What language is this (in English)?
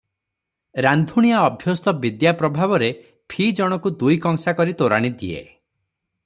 Odia